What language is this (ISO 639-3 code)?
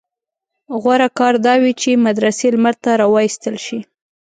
pus